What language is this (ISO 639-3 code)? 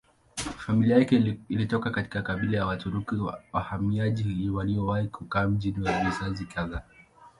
swa